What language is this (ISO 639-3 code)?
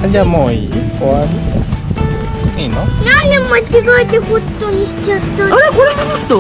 jpn